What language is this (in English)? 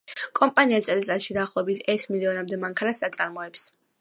Georgian